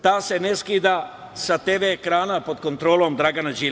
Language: Serbian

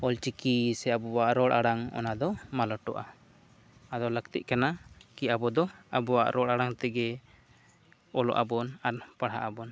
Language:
Santali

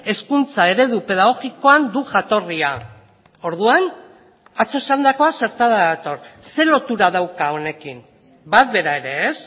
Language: Basque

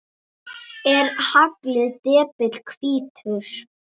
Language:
Icelandic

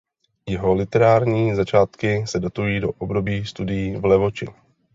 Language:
Czech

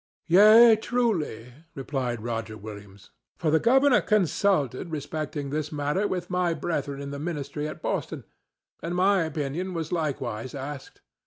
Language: English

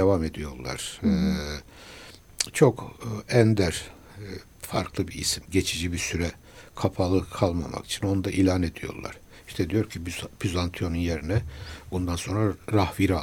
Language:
Turkish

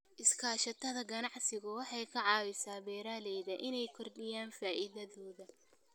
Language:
Somali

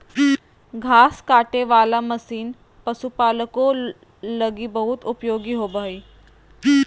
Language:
Magahi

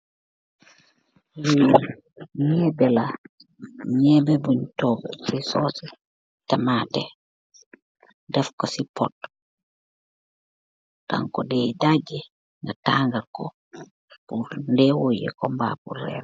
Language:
Wolof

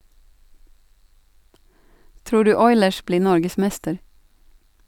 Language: Norwegian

